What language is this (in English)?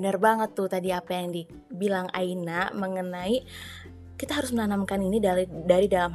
Indonesian